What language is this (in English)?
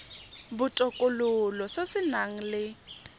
Tswana